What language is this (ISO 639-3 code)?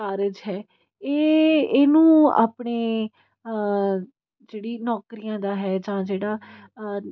pan